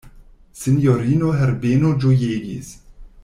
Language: Esperanto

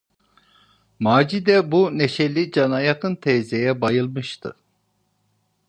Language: Turkish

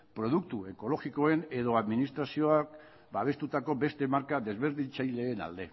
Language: Basque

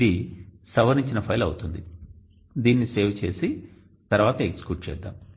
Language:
Telugu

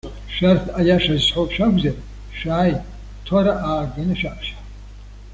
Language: Abkhazian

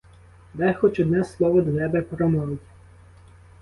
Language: Ukrainian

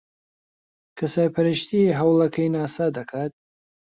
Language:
Central Kurdish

